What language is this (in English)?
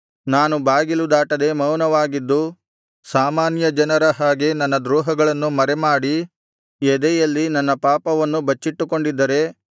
Kannada